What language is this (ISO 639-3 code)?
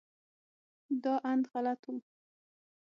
pus